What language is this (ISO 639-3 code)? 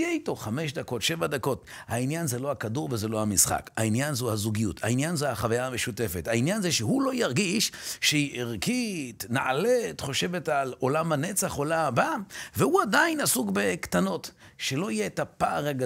heb